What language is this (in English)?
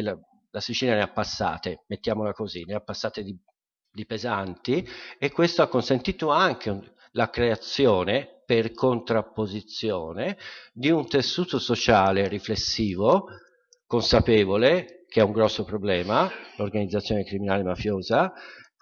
Italian